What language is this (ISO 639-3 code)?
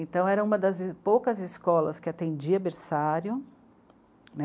por